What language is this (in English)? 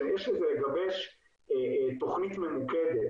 Hebrew